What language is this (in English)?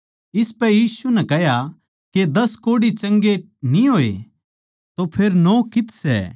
Haryanvi